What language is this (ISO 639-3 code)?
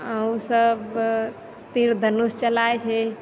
mai